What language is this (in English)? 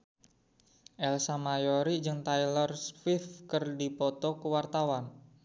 Sundanese